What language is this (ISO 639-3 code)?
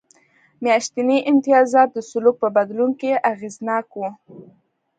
pus